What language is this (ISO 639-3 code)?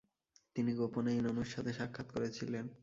ben